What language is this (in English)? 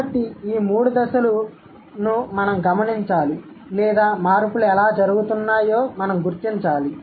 Telugu